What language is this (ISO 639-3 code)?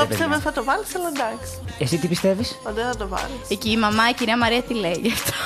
ell